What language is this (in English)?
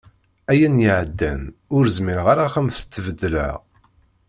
Kabyle